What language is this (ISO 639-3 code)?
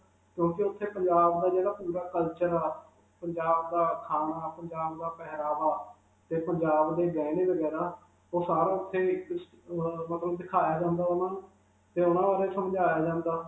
pan